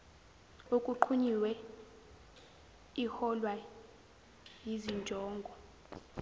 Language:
Zulu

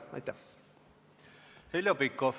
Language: Estonian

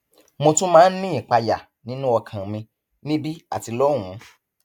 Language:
Yoruba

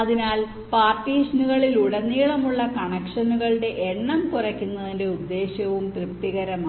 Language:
Malayalam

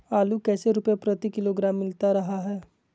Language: Magahi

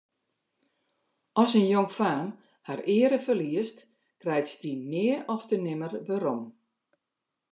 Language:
Western Frisian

